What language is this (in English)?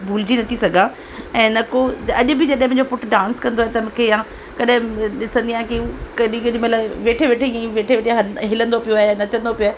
Sindhi